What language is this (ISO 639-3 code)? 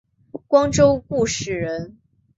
zho